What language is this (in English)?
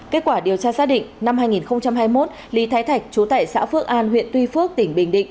Vietnamese